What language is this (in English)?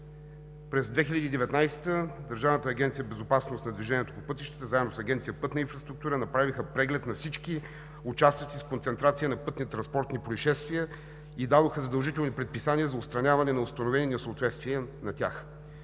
Bulgarian